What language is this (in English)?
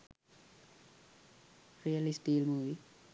Sinhala